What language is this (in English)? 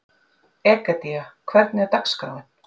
Icelandic